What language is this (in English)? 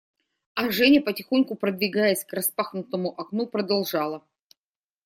Russian